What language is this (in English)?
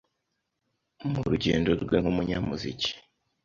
Kinyarwanda